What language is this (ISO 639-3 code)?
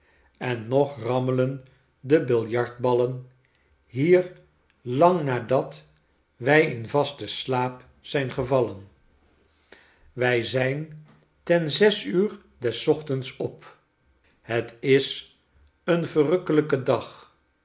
nld